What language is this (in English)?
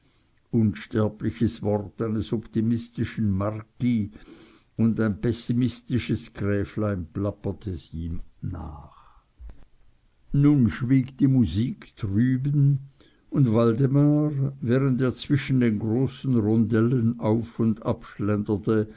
German